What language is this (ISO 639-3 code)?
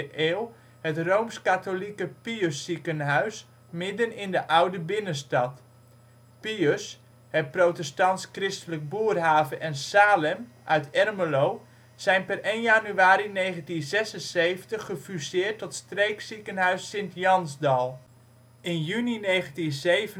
nld